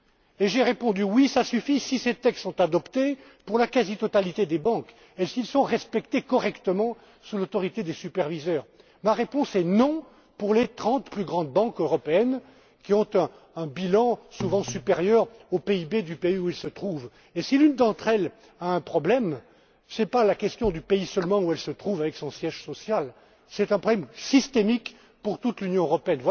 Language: French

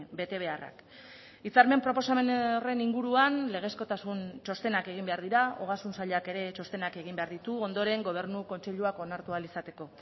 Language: Basque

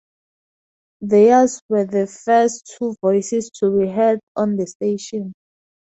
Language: English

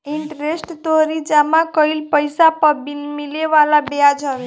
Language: Bhojpuri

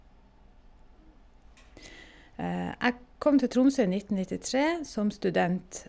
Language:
Norwegian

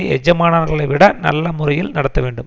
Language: Tamil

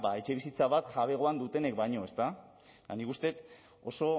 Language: Basque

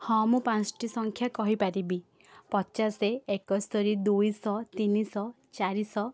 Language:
Odia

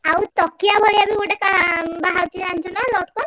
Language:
Odia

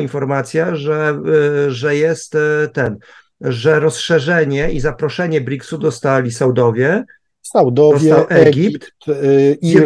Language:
Polish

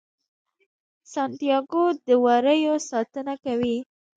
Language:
Pashto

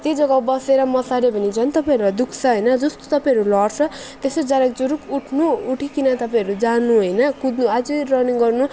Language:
Nepali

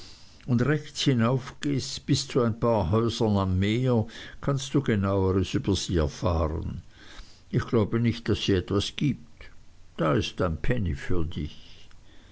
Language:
German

